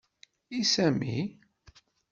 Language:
Kabyle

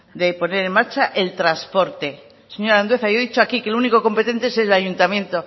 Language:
Spanish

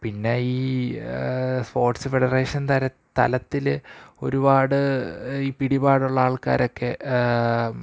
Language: Malayalam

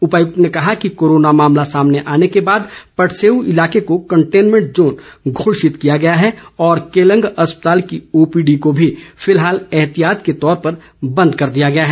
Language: Hindi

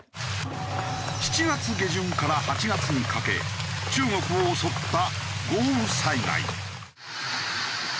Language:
Japanese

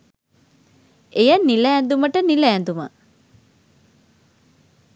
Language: Sinhala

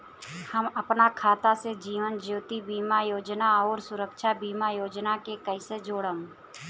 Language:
Bhojpuri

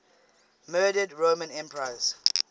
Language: English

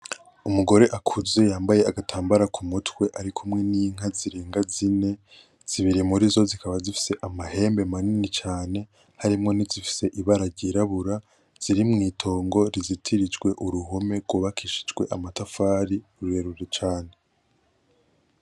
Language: Rundi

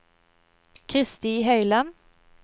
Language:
Norwegian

